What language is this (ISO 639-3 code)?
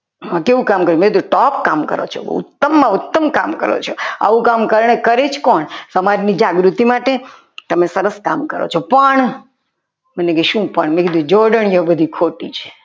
guj